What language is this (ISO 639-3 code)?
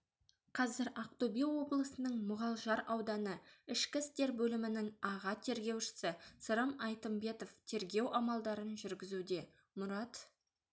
kaz